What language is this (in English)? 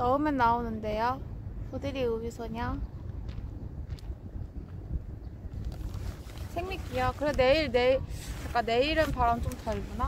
Korean